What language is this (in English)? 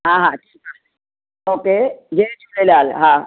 Sindhi